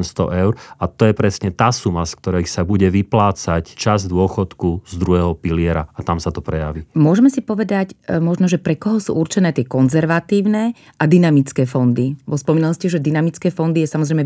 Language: Slovak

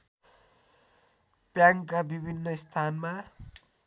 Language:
Nepali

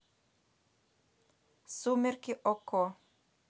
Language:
Russian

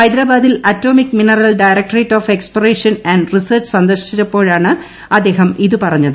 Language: Malayalam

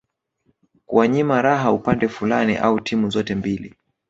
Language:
Swahili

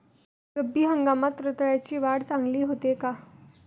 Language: Marathi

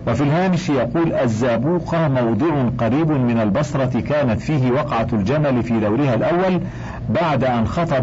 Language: Arabic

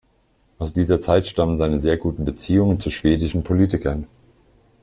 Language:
German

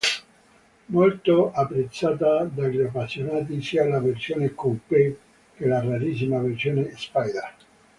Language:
Italian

